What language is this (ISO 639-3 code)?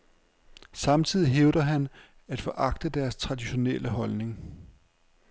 dan